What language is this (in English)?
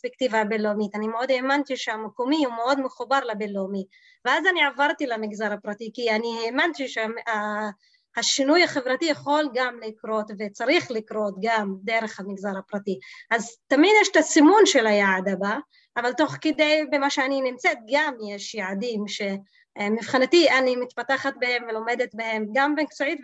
Hebrew